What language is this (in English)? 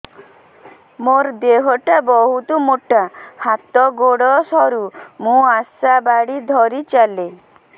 Odia